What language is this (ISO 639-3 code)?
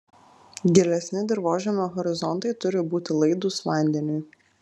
lit